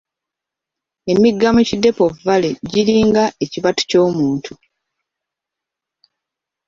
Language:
Ganda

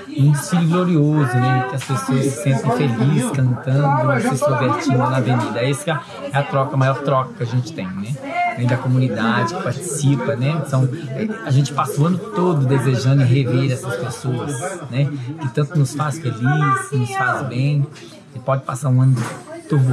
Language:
Portuguese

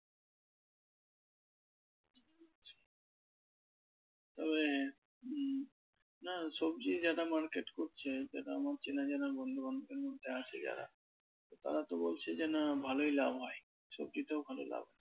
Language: Bangla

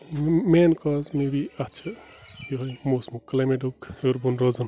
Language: Kashmiri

